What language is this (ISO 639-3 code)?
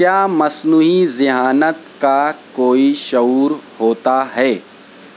urd